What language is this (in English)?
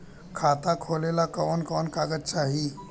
Bhojpuri